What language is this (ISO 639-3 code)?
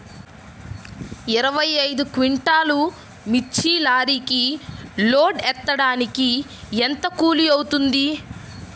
tel